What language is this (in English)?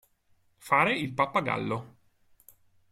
Italian